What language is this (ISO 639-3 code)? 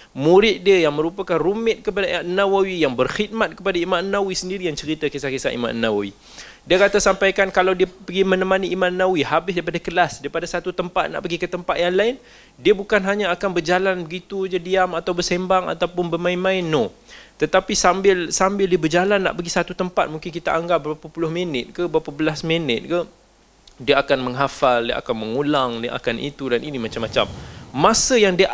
msa